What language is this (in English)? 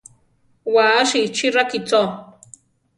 Central Tarahumara